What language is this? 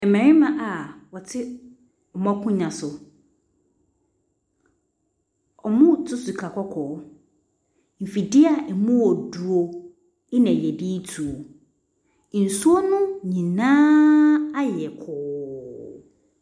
Akan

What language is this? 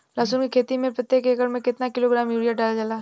Bhojpuri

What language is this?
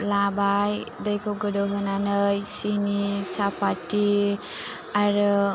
Bodo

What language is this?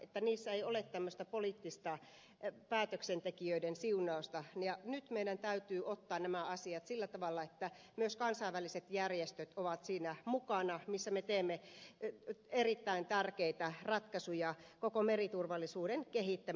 Finnish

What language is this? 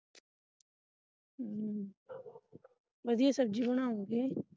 Punjabi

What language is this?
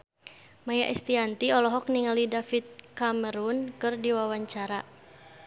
Sundanese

